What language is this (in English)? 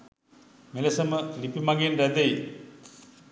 Sinhala